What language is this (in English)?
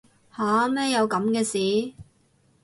Cantonese